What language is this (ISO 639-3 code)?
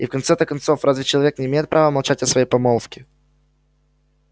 rus